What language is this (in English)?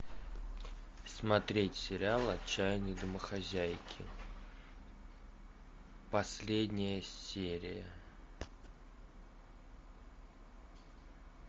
Russian